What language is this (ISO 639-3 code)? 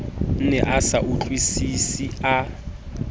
sot